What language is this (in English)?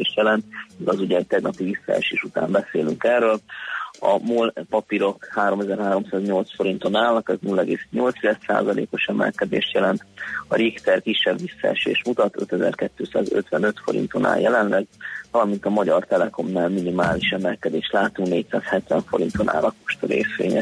Hungarian